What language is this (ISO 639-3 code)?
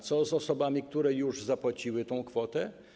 pol